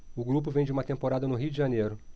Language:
Portuguese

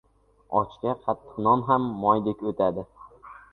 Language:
Uzbek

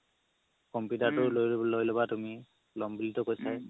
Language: Assamese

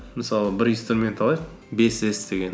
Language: Kazakh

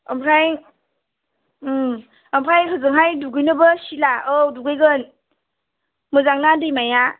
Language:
Bodo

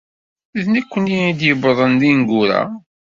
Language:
Kabyle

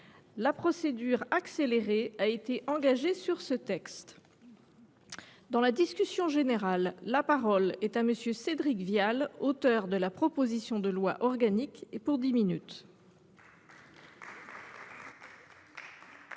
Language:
French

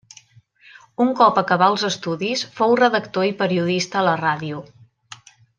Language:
Catalan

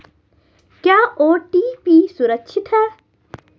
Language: Hindi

